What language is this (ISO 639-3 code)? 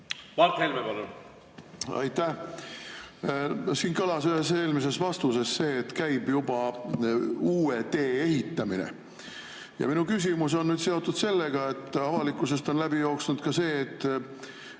est